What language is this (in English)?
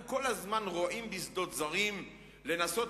Hebrew